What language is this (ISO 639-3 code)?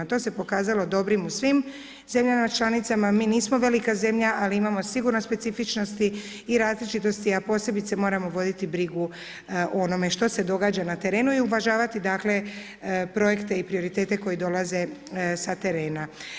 hrv